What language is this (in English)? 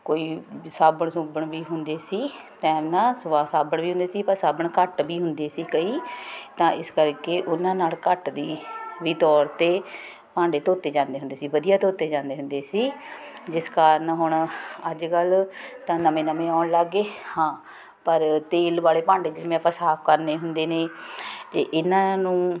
Punjabi